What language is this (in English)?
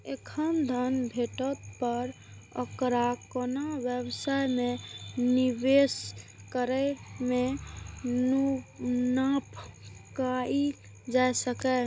Maithili